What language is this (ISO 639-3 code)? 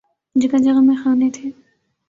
urd